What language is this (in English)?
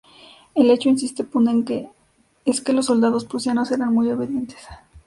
Spanish